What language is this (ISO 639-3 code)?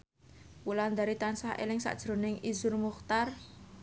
jav